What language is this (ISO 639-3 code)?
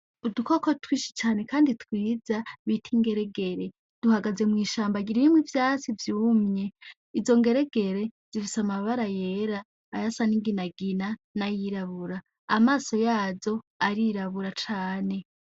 run